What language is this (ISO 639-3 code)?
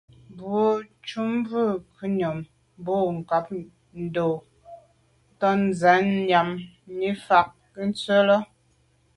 byv